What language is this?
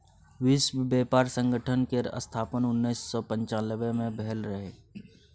Maithili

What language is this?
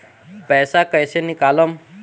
Bhojpuri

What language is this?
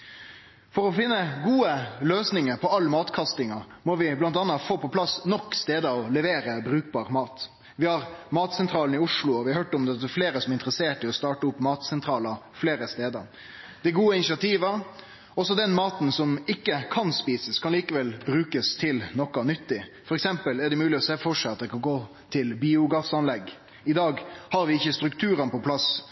Norwegian Nynorsk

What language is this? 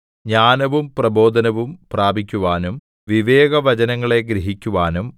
Malayalam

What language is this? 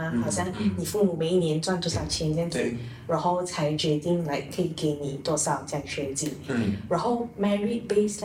Chinese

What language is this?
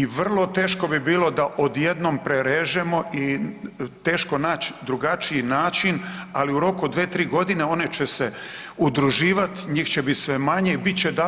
Croatian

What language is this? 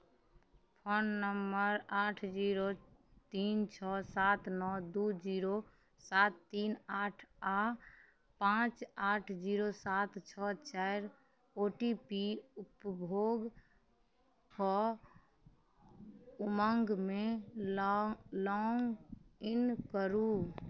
Maithili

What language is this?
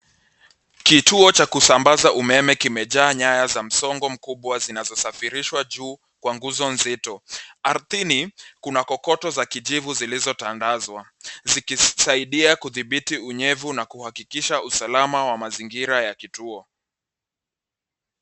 Swahili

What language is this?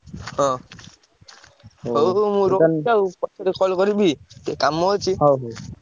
Odia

